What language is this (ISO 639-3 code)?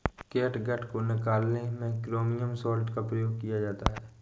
hin